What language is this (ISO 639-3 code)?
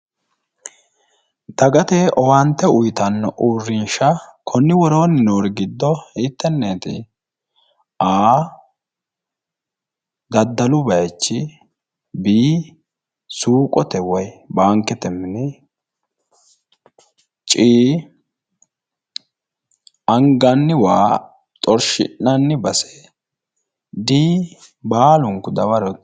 sid